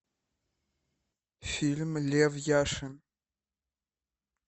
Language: Russian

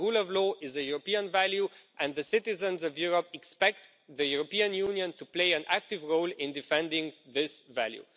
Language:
English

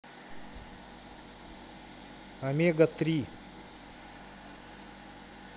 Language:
Russian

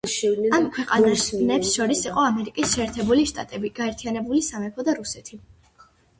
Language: Georgian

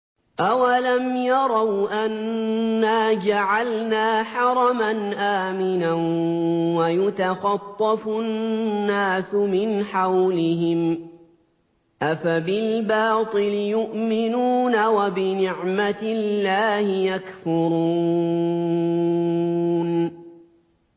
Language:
Arabic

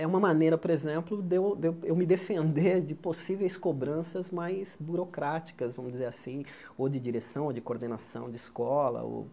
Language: Portuguese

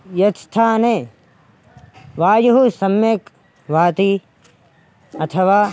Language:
Sanskrit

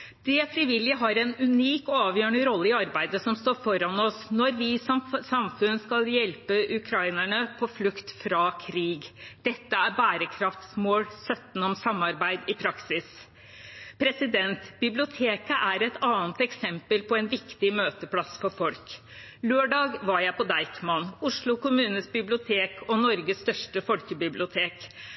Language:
Norwegian Bokmål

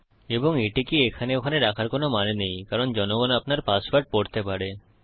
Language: Bangla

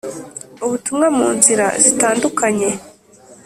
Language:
Kinyarwanda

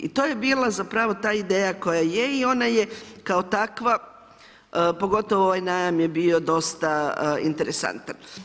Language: Croatian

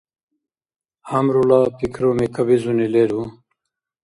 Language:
Dargwa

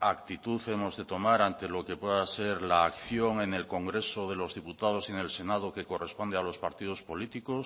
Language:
Spanish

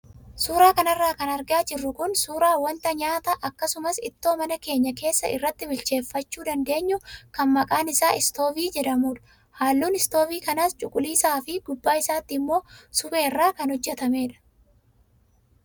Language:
Oromo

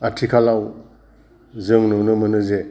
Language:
Bodo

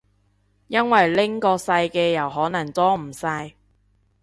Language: Cantonese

